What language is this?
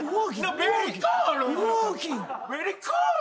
Japanese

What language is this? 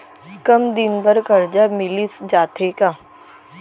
Chhattisgarhi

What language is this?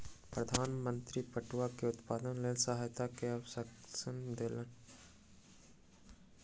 Maithili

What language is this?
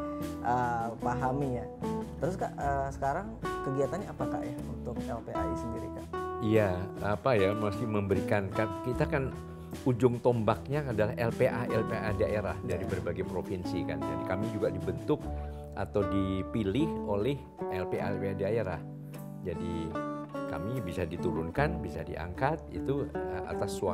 Indonesian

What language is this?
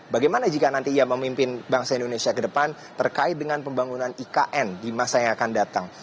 Indonesian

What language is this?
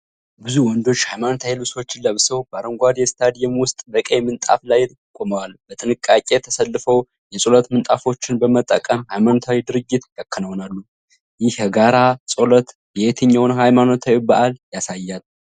Amharic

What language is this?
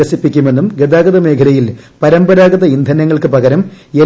Malayalam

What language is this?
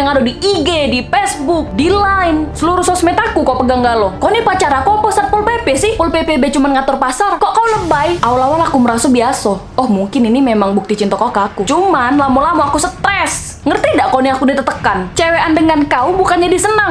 Indonesian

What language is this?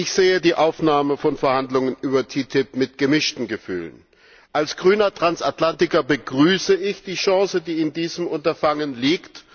German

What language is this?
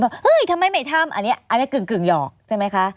Thai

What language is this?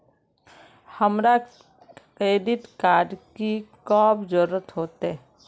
Magahi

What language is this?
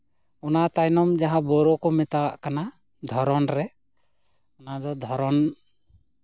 Santali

